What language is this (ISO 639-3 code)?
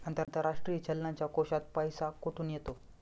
mar